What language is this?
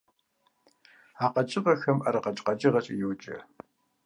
Kabardian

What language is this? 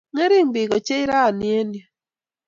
Kalenjin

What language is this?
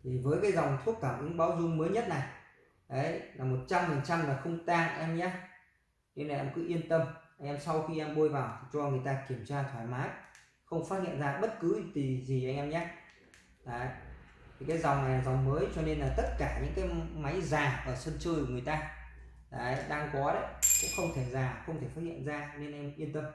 Vietnamese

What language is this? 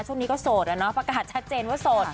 Thai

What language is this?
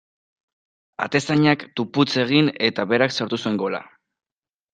Basque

